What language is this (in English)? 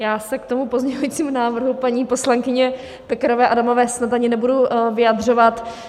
Czech